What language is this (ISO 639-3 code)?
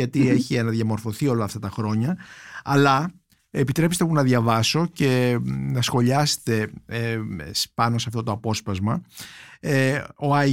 ell